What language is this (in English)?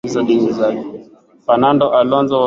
Swahili